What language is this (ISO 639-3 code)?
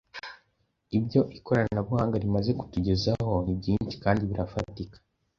kin